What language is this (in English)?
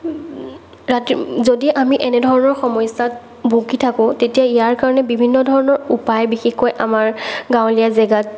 Assamese